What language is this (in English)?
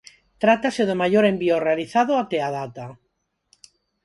Galician